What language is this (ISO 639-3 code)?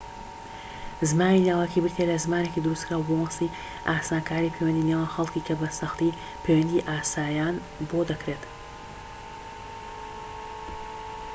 ckb